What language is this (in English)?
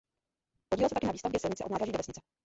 Czech